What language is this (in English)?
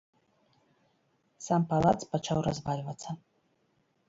Belarusian